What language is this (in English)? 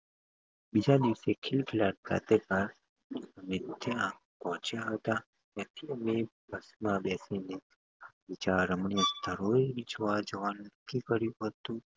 Gujarati